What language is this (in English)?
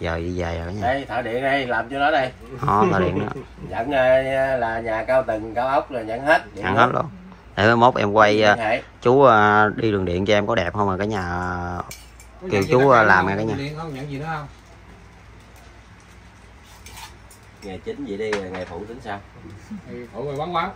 Vietnamese